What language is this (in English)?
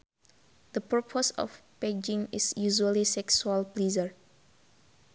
Sundanese